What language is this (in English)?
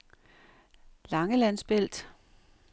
Danish